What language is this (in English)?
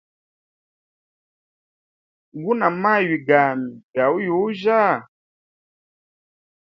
Hemba